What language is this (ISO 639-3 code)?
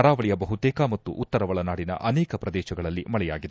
kan